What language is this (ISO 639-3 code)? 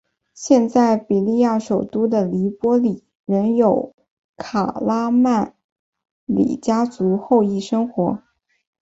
zho